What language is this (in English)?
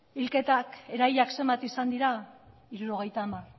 Basque